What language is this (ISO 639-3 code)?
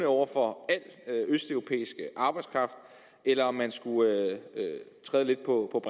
dan